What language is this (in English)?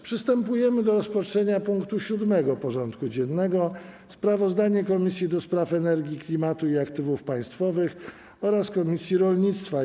Polish